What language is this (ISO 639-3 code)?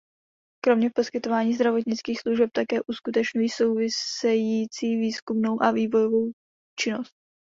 ces